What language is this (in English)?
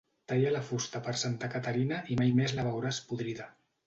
Catalan